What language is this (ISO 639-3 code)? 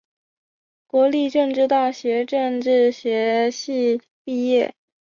zho